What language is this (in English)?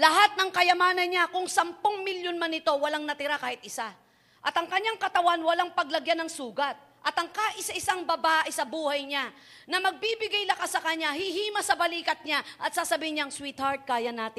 Filipino